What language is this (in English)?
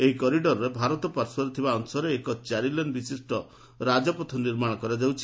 Odia